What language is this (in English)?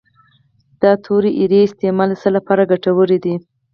Pashto